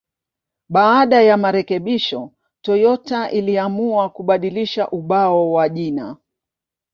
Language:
Swahili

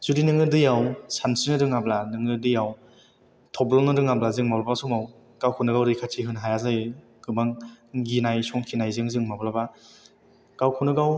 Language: Bodo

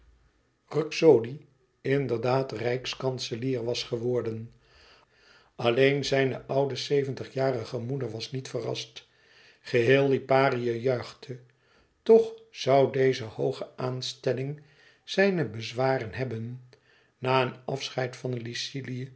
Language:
Dutch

